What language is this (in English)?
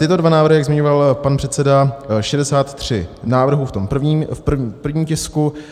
Czech